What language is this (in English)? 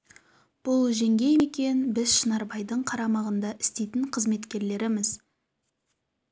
Kazakh